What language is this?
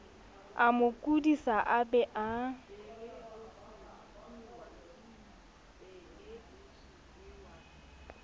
Southern Sotho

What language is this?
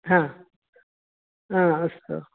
Sanskrit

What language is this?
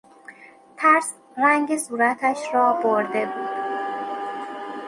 Persian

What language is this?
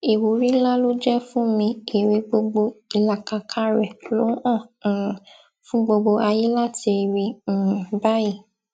Yoruba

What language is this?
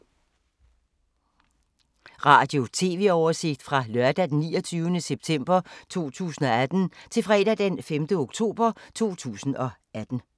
Danish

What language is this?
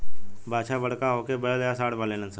Bhojpuri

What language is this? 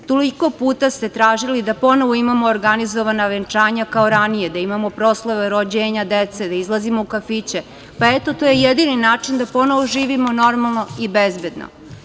Serbian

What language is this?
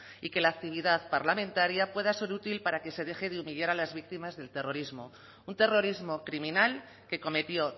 Spanish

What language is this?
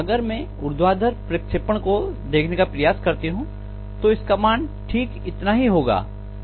Hindi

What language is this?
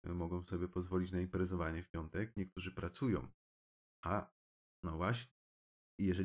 Polish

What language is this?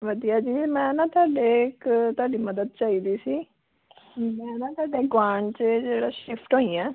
Punjabi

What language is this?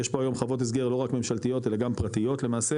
Hebrew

